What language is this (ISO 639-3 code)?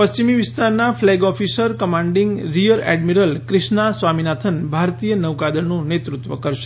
guj